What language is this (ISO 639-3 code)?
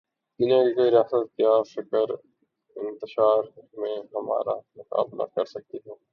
urd